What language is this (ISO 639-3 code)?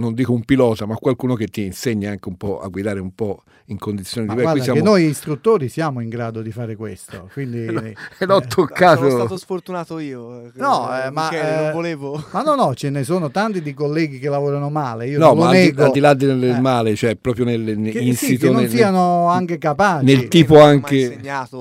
ita